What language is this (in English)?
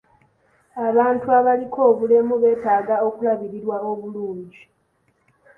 Ganda